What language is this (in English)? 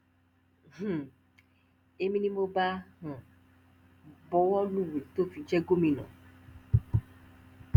Yoruba